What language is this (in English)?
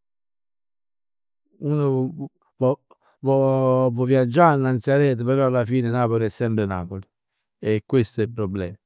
Neapolitan